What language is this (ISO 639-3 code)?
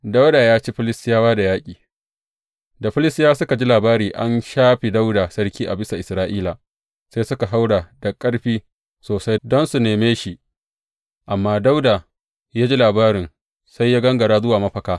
hau